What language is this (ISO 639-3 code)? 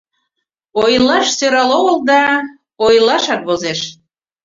chm